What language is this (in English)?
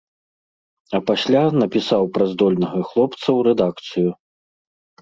Belarusian